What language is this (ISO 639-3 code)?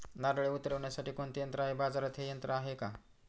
mar